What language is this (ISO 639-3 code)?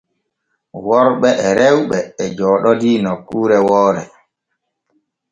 fue